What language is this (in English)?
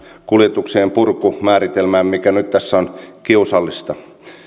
Finnish